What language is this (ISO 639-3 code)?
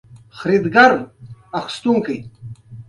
pus